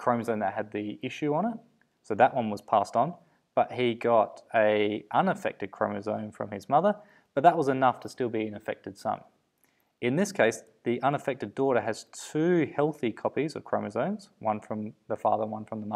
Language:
English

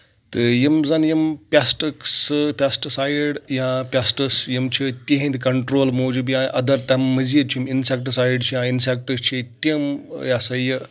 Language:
Kashmiri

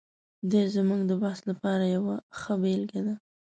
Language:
Pashto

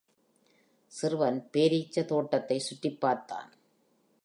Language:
Tamil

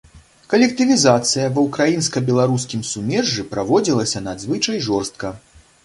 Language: Belarusian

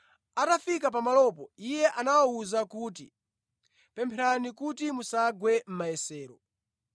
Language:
Nyanja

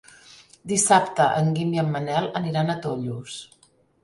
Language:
Catalan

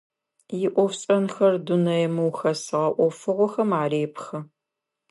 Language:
Adyghe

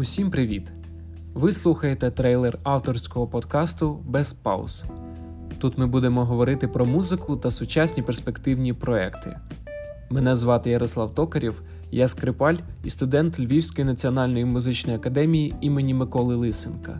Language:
Ukrainian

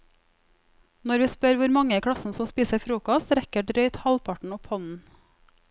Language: Norwegian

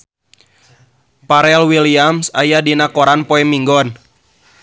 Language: Sundanese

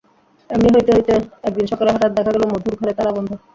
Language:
Bangla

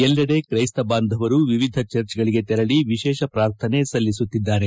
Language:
Kannada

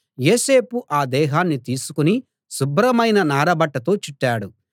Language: Telugu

